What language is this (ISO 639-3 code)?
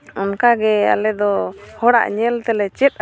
sat